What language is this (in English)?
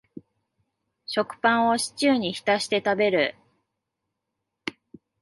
Japanese